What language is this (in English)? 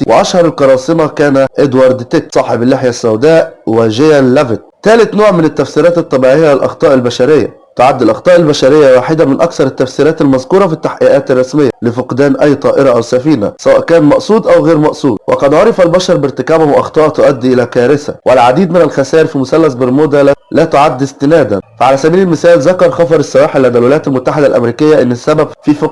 Arabic